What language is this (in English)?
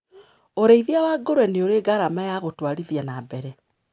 Kikuyu